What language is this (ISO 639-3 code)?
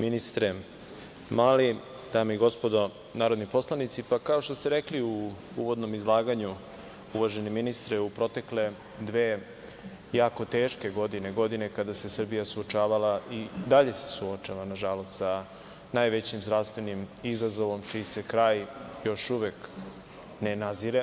srp